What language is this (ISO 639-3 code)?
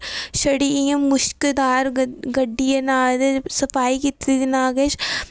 doi